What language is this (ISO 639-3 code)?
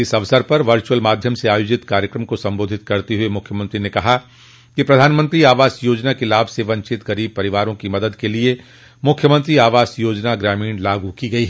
hin